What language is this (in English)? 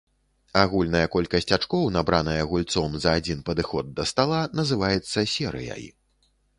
Belarusian